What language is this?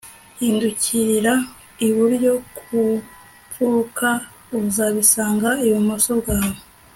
Kinyarwanda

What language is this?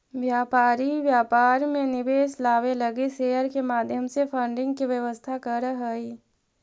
Magahi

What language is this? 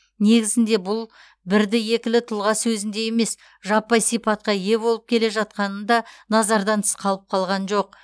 Kazakh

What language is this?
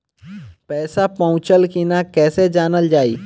Bhojpuri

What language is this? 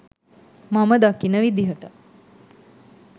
Sinhala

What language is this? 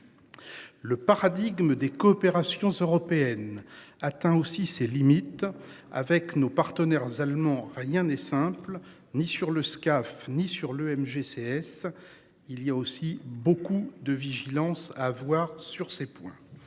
French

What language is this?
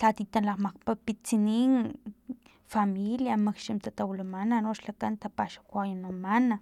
Filomena Mata-Coahuitlán Totonac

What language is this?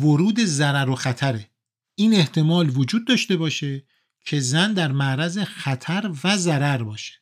Persian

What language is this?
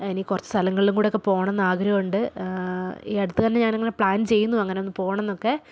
Malayalam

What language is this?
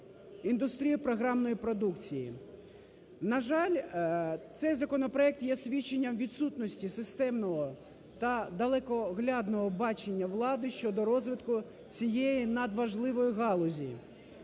Ukrainian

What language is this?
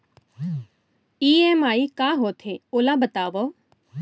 Chhattisgarhi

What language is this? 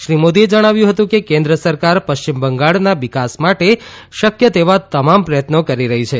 Gujarati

